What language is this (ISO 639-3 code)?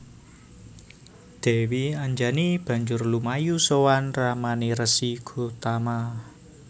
jav